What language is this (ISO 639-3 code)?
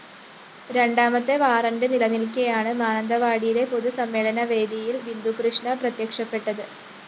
mal